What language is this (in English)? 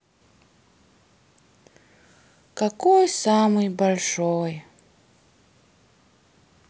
Russian